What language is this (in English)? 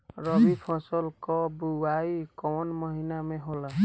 Bhojpuri